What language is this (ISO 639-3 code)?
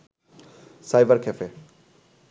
ben